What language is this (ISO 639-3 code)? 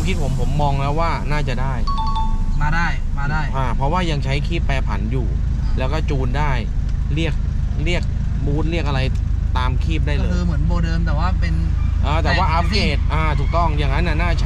tha